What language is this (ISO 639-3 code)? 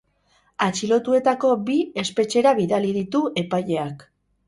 eus